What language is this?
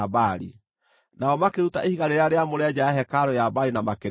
Kikuyu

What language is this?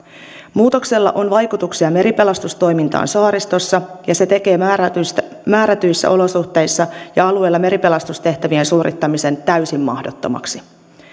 Finnish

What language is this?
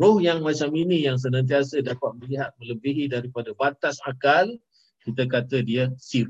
Malay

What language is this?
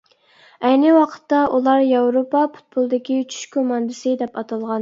Uyghur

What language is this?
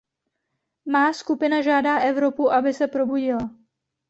Czech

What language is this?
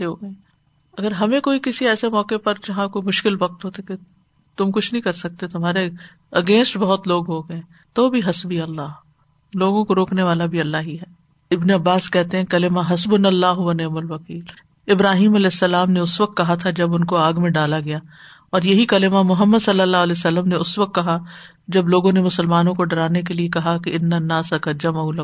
Urdu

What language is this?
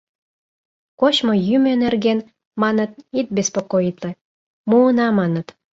Mari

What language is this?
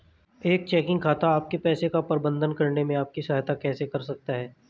Hindi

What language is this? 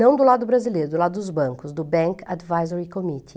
Portuguese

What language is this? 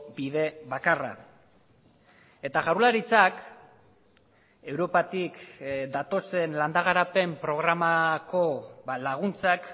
Basque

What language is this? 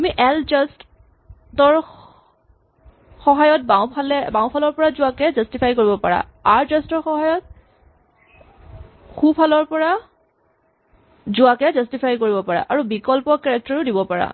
Assamese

